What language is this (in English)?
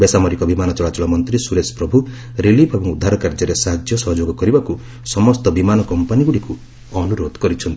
Odia